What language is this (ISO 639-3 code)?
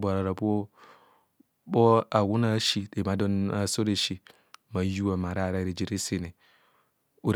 bcs